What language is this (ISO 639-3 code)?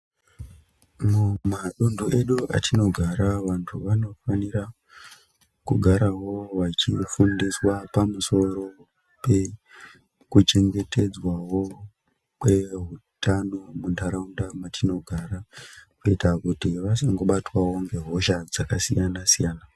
ndc